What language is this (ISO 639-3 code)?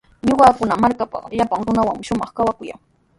qws